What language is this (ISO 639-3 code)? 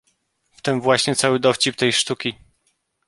pol